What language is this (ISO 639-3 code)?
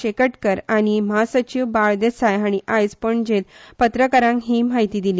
kok